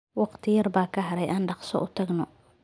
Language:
Somali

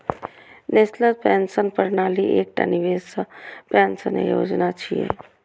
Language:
Maithili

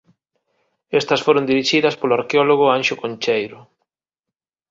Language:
Galician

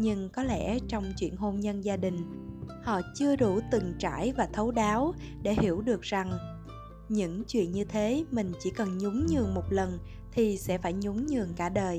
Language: Vietnamese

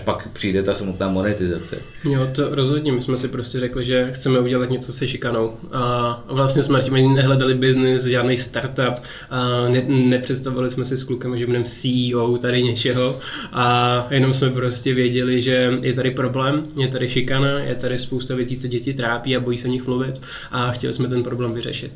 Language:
Czech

